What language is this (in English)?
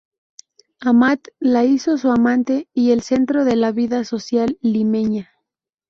Spanish